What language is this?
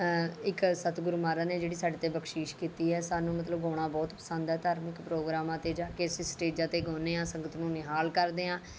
Punjabi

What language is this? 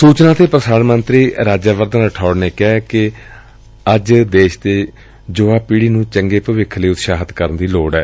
Punjabi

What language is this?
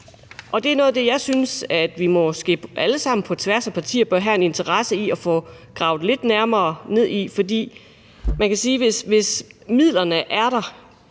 Danish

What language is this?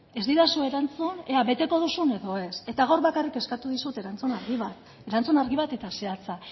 Basque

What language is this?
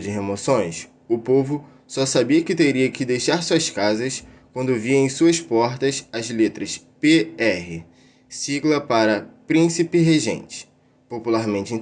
Portuguese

